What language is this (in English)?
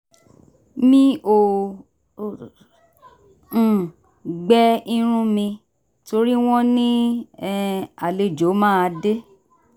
Yoruba